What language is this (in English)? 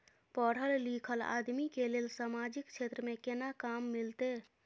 Maithili